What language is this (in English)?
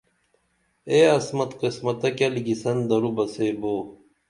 Dameli